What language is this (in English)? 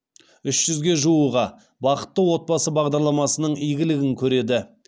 Kazakh